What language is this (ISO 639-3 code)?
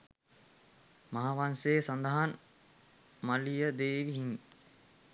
sin